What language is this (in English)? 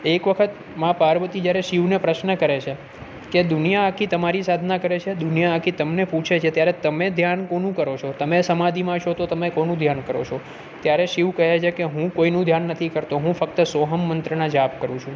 Gujarati